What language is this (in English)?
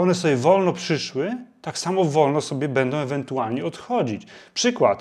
Polish